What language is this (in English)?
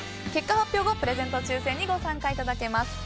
Japanese